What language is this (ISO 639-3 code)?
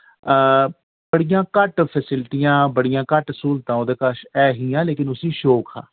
doi